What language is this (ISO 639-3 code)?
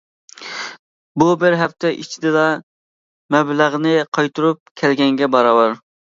uig